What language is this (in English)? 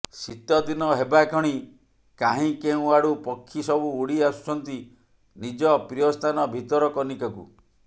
Odia